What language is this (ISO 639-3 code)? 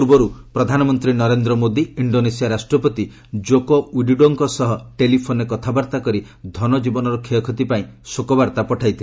ori